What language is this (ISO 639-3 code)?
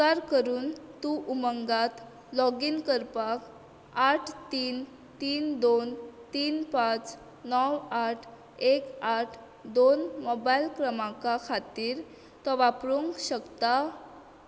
kok